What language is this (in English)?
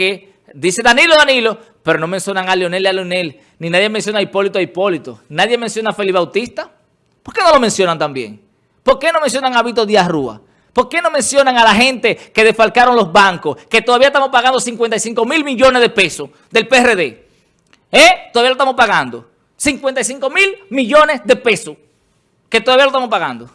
Spanish